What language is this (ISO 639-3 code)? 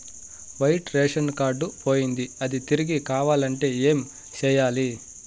tel